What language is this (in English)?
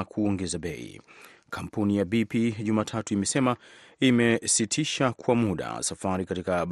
Swahili